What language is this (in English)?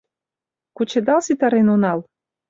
Mari